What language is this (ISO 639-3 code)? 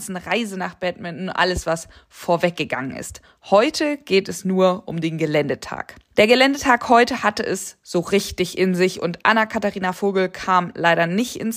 deu